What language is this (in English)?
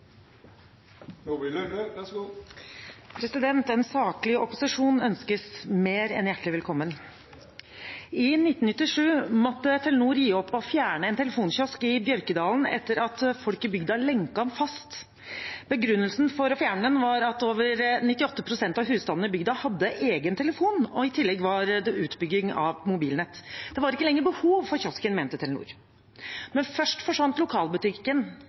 Norwegian Bokmål